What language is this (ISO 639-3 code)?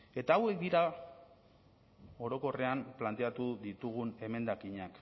eus